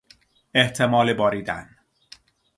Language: Persian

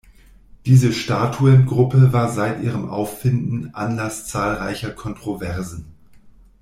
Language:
German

